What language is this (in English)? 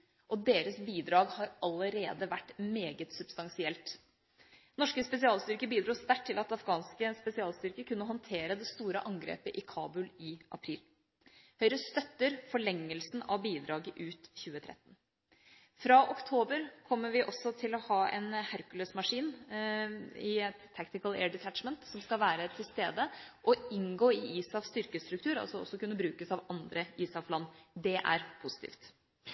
Norwegian Bokmål